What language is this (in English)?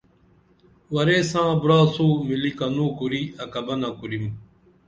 Dameli